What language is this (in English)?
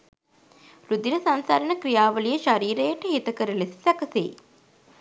Sinhala